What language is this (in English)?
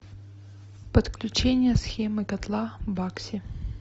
Russian